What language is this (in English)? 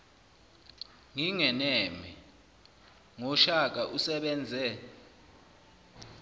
Zulu